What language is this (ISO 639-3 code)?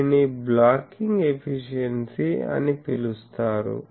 tel